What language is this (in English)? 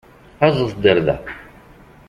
Kabyle